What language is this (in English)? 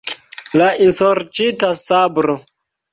Esperanto